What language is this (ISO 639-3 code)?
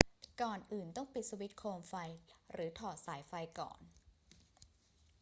tha